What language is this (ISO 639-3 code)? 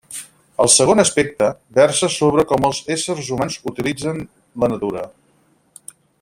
cat